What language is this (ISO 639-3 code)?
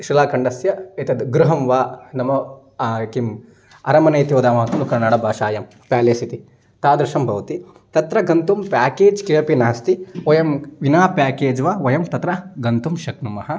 san